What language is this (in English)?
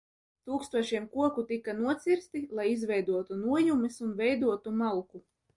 Latvian